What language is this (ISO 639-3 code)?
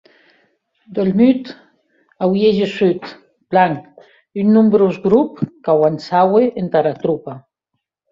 oci